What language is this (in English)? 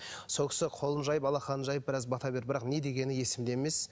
Kazakh